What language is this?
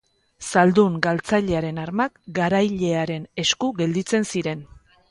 Basque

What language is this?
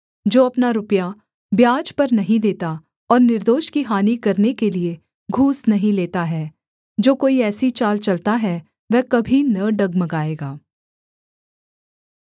Hindi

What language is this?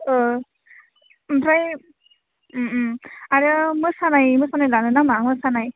Bodo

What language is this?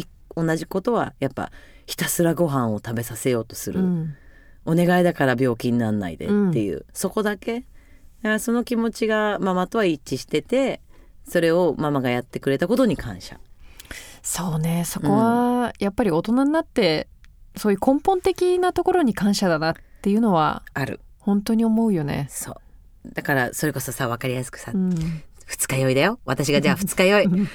Japanese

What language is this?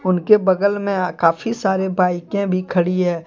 Hindi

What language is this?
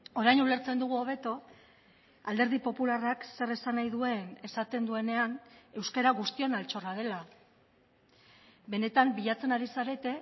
Basque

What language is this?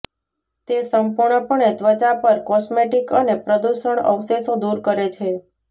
Gujarati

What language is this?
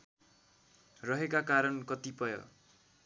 Nepali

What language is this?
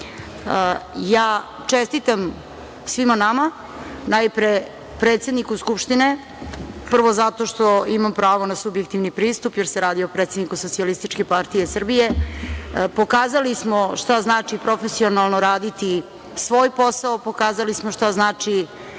Serbian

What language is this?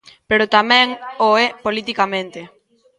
Galician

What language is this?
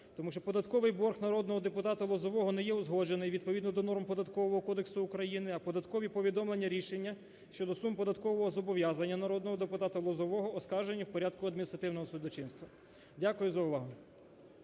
Ukrainian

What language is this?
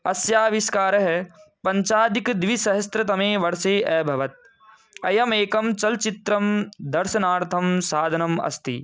Sanskrit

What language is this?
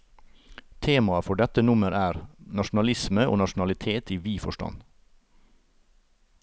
Norwegian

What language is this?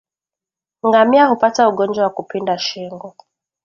Swahili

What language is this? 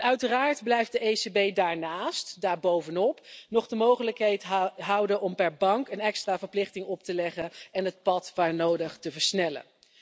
Dutch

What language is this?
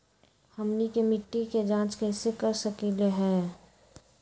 Magahi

